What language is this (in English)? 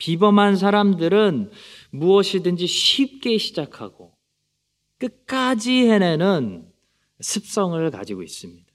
Korean